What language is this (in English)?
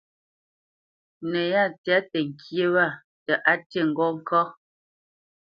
Bamenyam